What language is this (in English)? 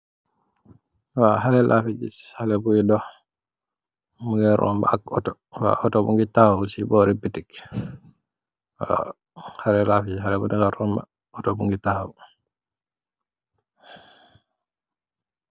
Wolof